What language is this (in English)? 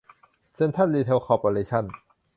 Thai